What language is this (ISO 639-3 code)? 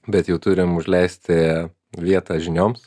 lit